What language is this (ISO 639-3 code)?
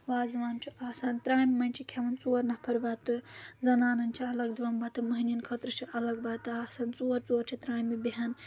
kas